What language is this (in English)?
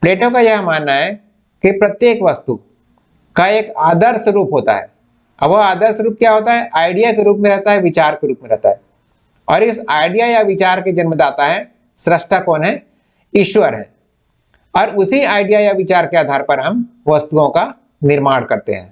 Hindi